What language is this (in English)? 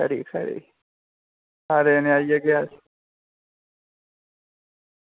Dogri